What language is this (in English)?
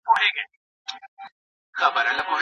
Pashto